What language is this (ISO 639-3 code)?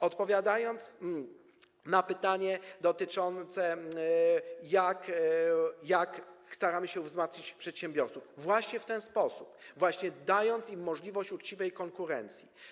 pol